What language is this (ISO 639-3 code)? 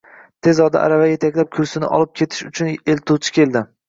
uzb